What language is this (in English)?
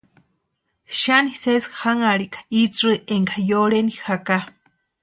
Western Highland Purepecha